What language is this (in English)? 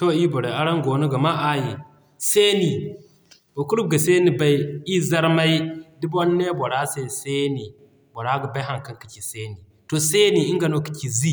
Zarma